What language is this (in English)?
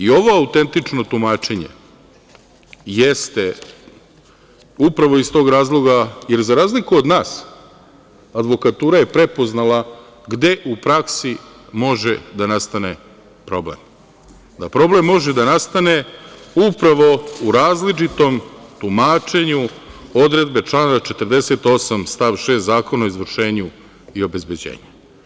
Serbian